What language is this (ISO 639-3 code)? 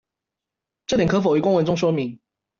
zho